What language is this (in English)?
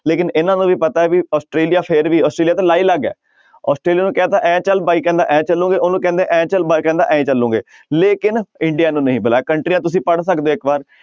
Punjabi